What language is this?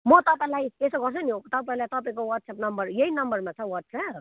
Nepali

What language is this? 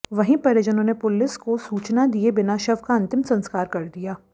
Hindi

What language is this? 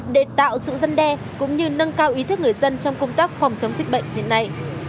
Vietnamese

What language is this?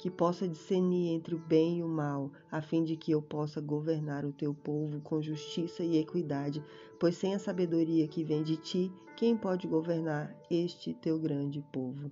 Portuguese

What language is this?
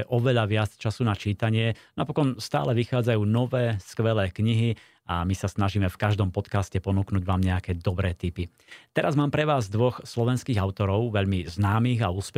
Slovak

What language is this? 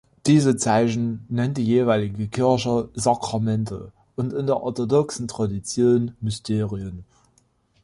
German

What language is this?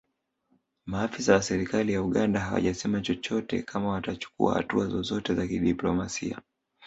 Swahili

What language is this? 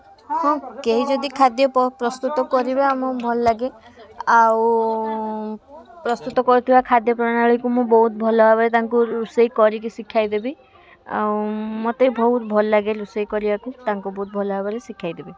Odia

